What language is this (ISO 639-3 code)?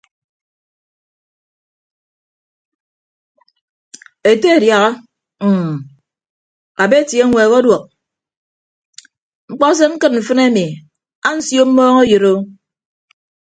ibb